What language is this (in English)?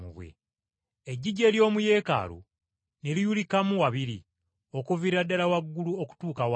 Ganda